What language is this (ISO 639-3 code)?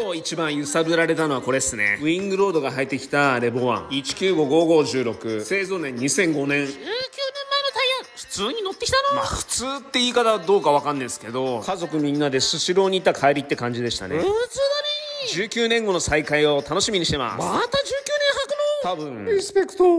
jpn